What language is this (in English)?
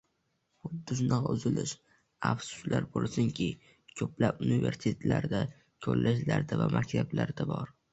Uzbek